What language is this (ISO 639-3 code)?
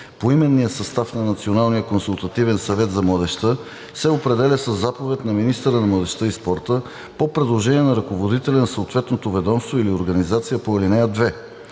bul